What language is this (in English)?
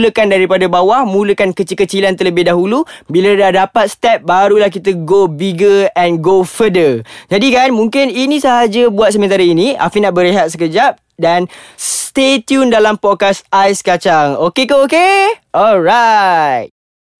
Malay